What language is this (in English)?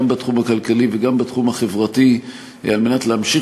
Hebrew